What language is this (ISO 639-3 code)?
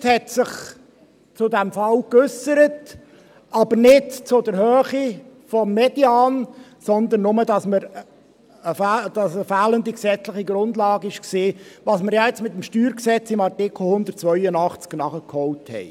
gsw